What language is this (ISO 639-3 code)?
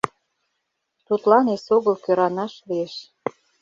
chm